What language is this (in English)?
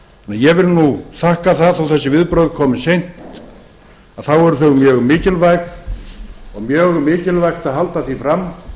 Icelandic